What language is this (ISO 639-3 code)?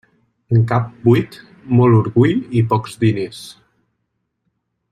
cat